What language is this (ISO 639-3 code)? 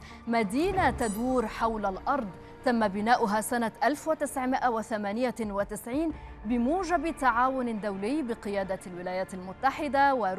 ara